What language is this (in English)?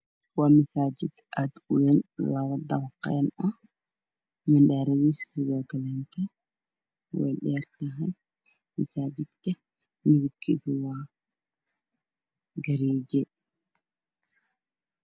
Somali